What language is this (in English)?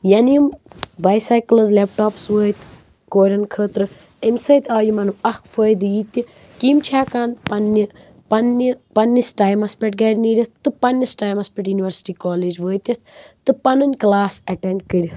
Kashmiri